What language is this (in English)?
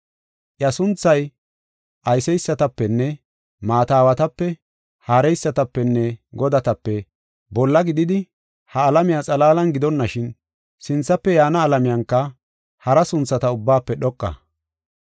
Gofa